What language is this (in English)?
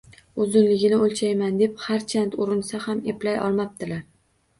Uzbek